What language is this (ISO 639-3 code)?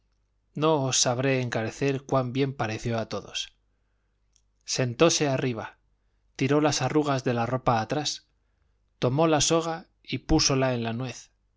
spa